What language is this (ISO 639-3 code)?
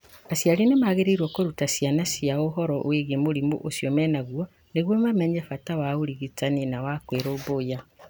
kik